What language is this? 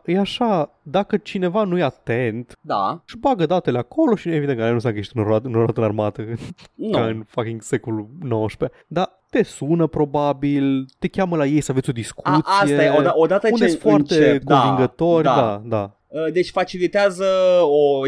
Romanian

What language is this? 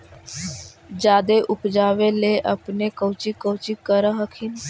Magahi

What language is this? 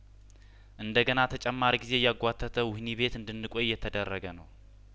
Amharic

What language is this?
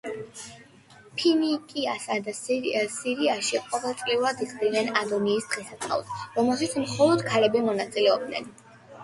Georgian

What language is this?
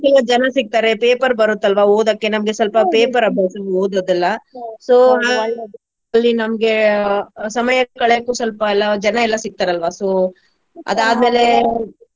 Kannada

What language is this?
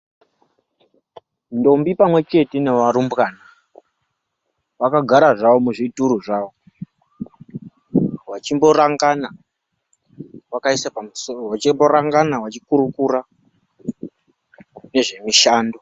Ndau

